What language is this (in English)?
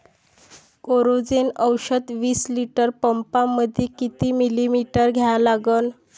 Marathi